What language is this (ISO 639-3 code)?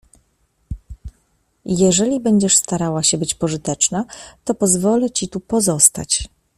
pol